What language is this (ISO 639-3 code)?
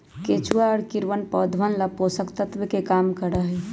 mag